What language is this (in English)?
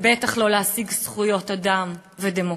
Hebrew